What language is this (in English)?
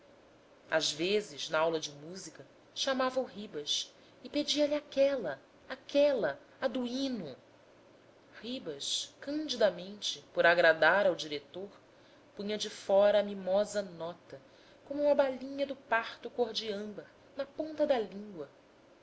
Portuguese